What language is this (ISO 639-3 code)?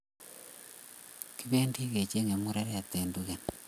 kln